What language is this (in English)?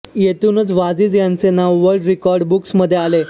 Marathi